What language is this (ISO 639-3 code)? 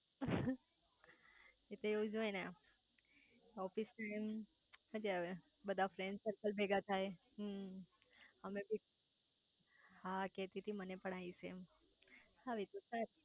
guj